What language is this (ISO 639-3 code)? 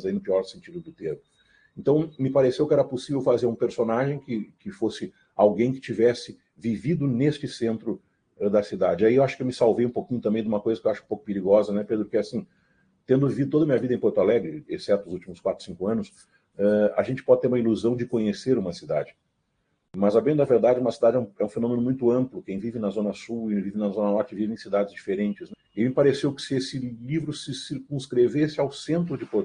por